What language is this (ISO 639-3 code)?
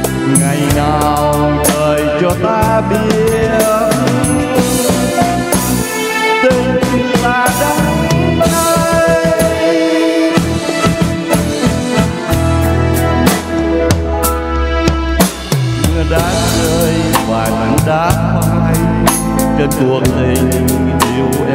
tha